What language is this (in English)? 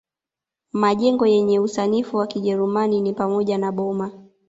Swahili